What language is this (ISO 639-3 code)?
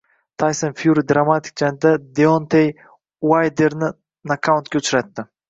uzb